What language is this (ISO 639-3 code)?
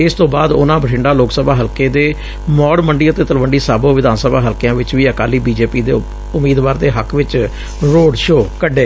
pan